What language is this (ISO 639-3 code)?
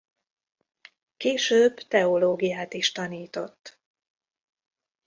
hun